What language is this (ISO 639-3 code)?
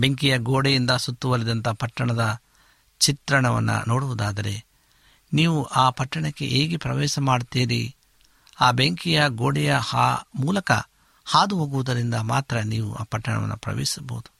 kan